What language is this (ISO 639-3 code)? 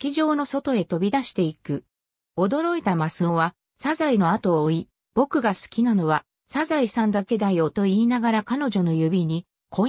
jpn